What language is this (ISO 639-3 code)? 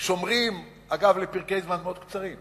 heb